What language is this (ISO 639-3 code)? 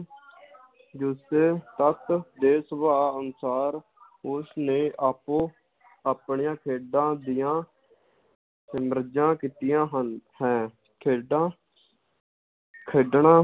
pan